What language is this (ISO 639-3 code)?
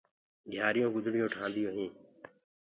ggg